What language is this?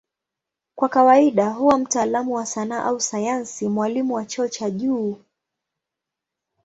Swahili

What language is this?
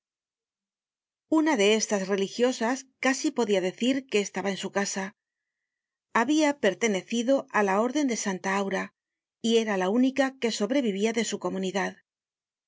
Spanish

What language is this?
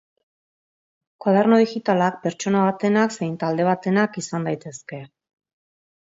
Basque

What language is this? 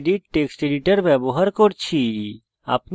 Bangla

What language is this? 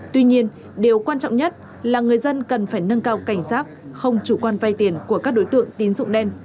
Vietnamese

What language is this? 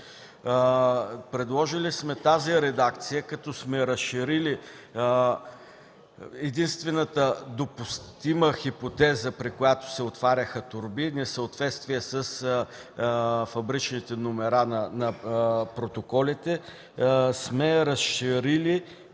Bulgarian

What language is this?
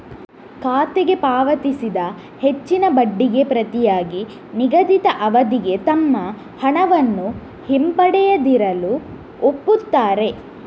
Kannada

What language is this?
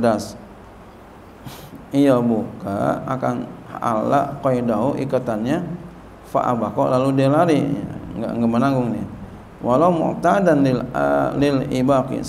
Indonesian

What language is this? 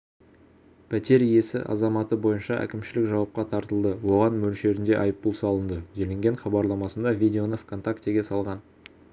Kazakh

